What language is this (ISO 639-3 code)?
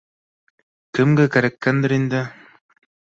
bak